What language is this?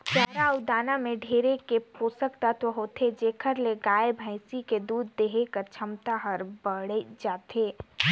Chhattisgarhi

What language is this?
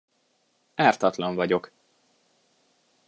Hungarian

